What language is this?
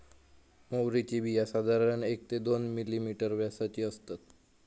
Marathi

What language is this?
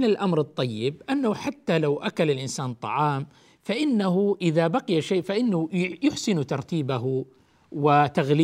Arabic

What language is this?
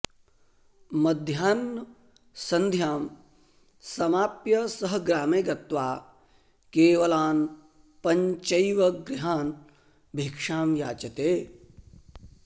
Sanskrit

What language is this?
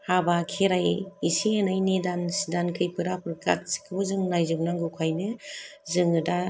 Bodo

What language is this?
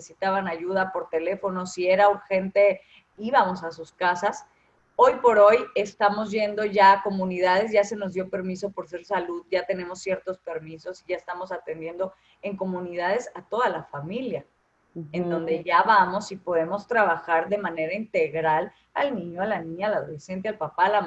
Spanish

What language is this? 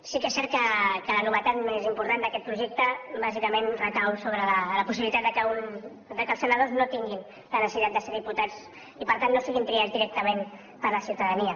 Catalan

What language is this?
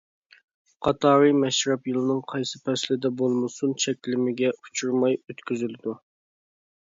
Uyghur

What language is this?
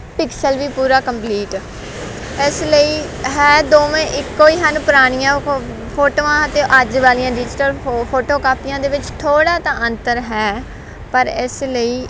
Punjabi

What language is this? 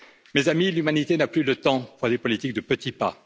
French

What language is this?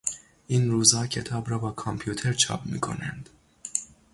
Persian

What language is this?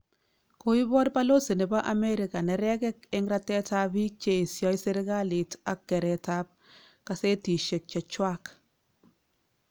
Kalenjin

